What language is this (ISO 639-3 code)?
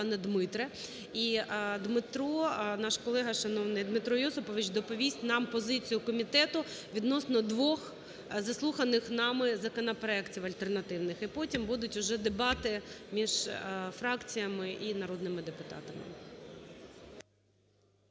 ukr